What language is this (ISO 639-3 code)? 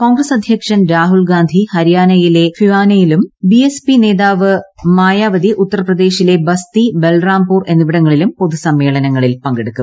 mal